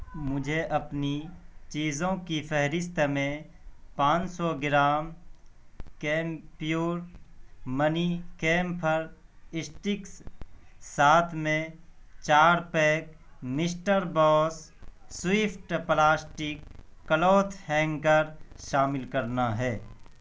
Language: Urdu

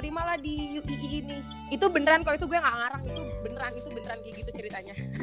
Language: Indonesian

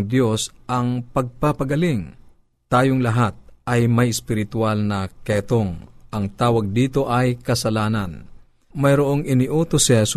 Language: Filipino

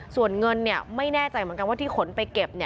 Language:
Thai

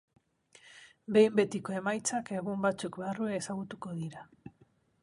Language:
Basque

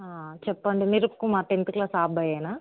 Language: Telugu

